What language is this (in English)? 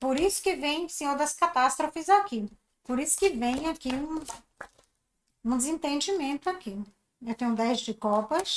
Portuguese